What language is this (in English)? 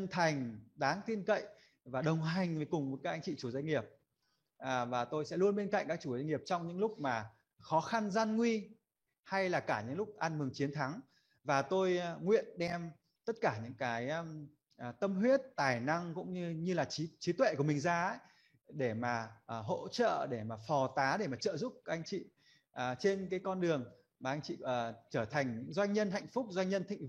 Vietnamese